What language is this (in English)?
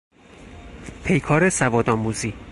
Persian